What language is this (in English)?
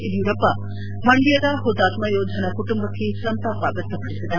Kannada